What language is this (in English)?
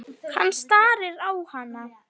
Icelandic